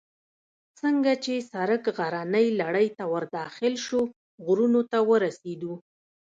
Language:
Pashto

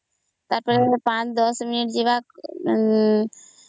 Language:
Odia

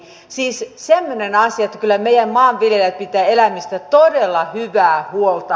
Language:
Finnish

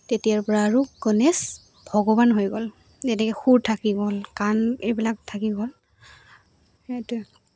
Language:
Assamese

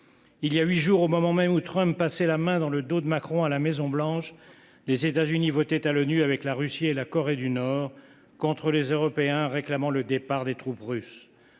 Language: French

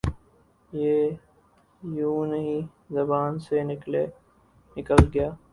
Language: Urdu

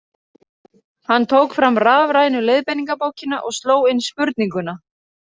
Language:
Icelandic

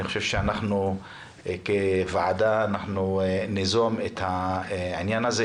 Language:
Hebrew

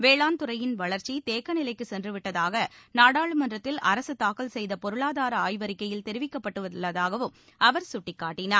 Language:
Tamil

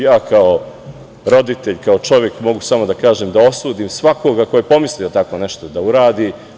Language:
Serbian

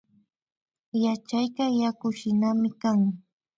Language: Imbabura Highland Quichua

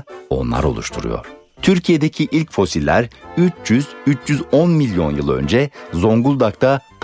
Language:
Turkish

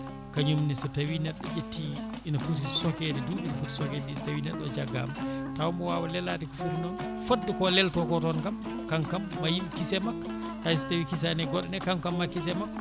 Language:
Fula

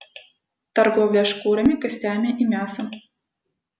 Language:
Russian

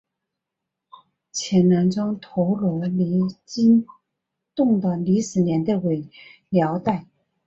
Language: Chinese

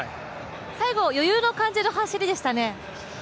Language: Japanese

